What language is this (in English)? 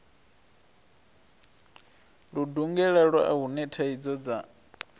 Venda